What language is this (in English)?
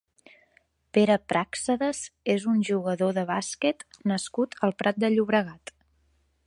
Catalan